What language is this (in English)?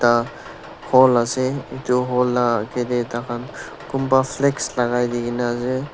Naga Pidgin